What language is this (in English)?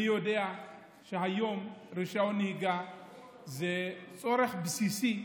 Hebrew